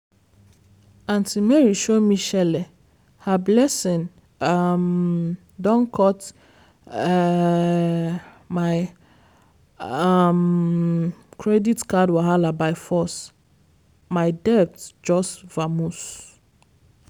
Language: Nigerian Pidgin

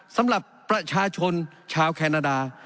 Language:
Thai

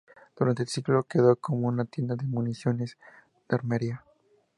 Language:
Spanish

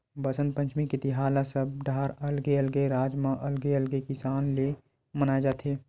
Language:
Chhattisgarhi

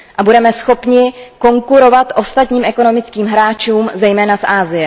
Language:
Czech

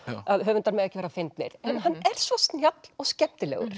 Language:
Icelandic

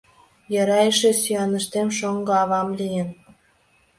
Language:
Mari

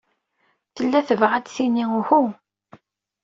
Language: Kabyle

